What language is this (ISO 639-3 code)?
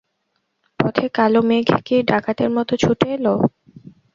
ben